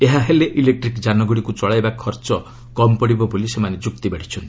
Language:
Odia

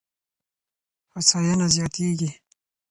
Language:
Pashto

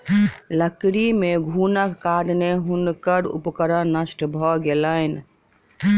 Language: Maithili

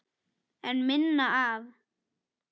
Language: Icelandic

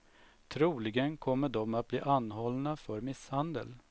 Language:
Swedish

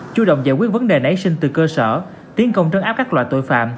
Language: Vietnamese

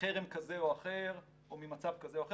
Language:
Hebrew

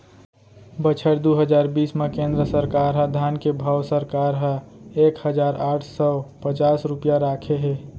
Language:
Chhattisgarhi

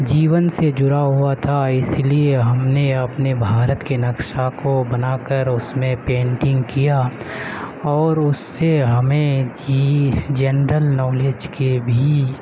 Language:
Urdu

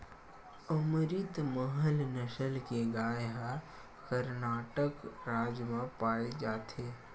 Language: Chhattisgarhi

